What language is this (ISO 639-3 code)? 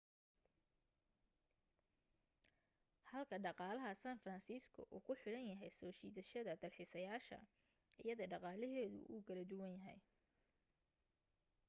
som